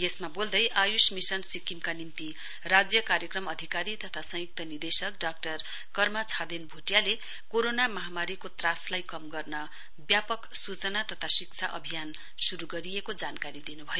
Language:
Nepali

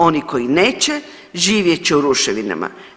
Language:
Croatian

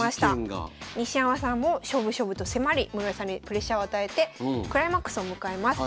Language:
Japanese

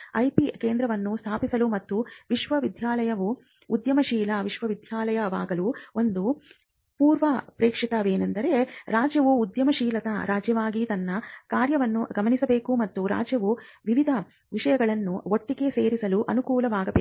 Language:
Kannada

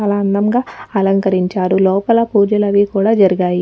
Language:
Telugu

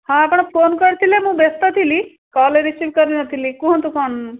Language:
Odia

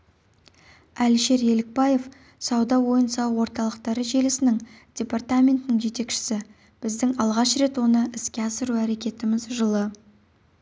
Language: Kazakh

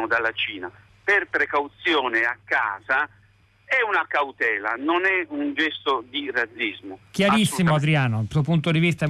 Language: Italian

